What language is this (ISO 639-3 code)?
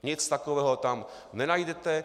ces